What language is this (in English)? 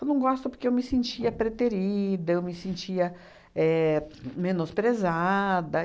Portuguese